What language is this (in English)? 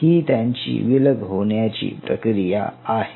Marathi